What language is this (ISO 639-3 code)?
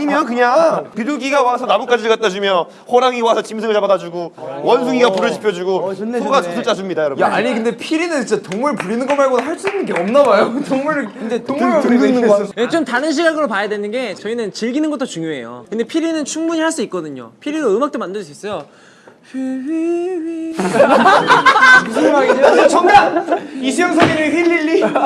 kor